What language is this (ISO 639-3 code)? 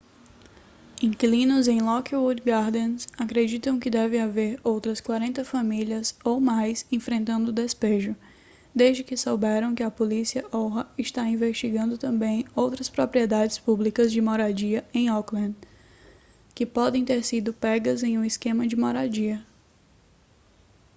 por